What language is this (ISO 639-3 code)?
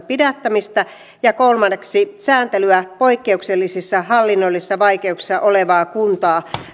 fin